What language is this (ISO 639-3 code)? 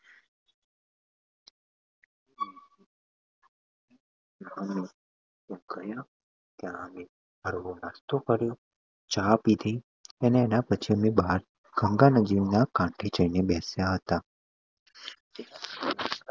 guj